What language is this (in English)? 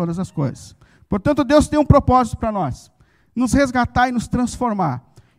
Portuguese